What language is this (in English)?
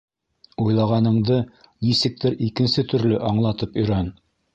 Bashkir